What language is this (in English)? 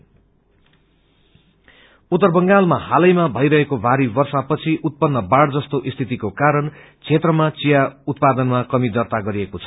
Nepali